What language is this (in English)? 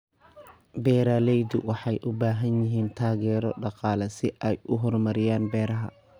Somali